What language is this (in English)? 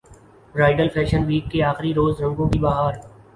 Urdu